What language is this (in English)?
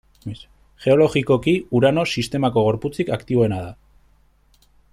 Basque